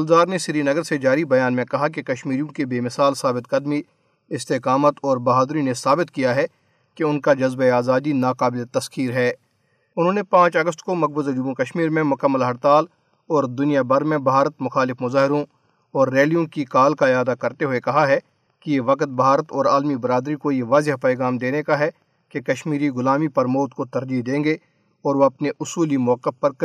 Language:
Urdu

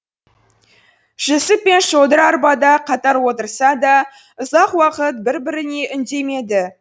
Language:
Kazakh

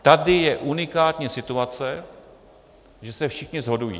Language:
Czech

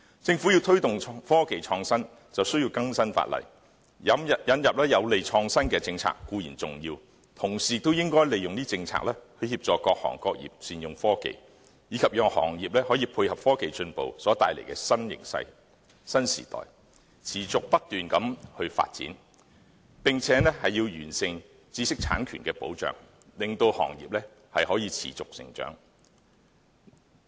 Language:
Cantonese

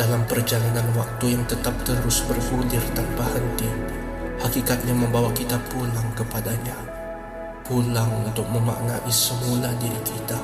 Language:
Malay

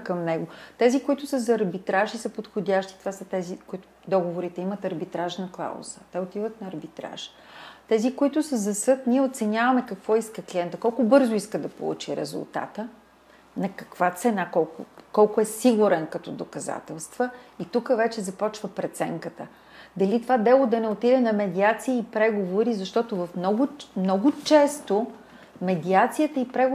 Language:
Bulgarian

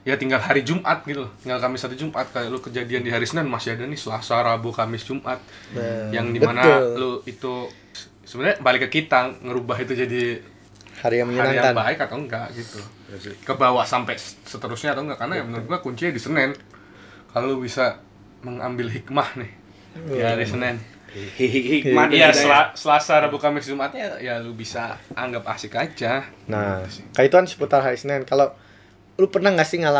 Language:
Indonesian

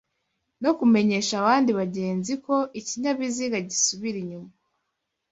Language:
Kinyarwanda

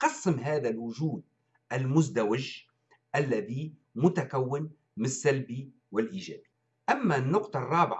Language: Arabic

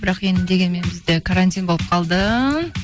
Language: Kazakh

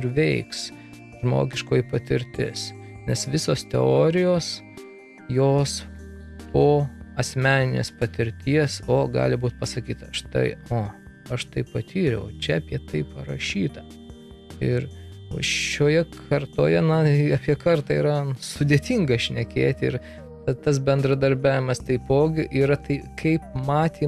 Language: Russian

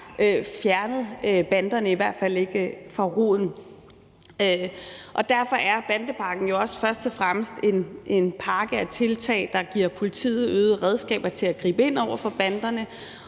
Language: Danish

